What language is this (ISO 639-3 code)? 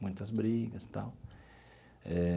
por